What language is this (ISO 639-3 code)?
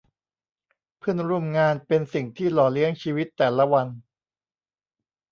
tha